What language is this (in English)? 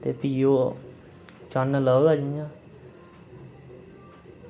Dogri